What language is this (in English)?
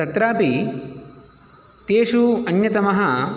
Sanskrit